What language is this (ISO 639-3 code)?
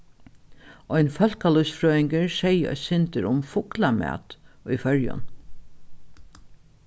fao